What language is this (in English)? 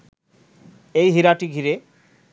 Bangla